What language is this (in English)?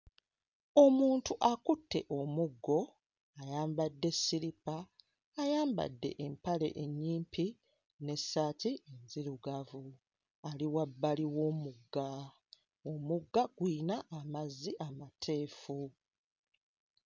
Ganda